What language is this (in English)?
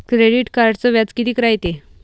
Marathi